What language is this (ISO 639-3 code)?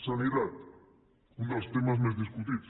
cat